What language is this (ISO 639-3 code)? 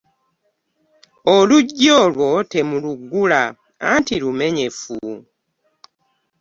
lug